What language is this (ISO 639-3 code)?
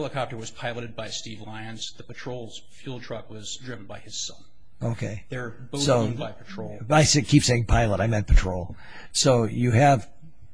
eng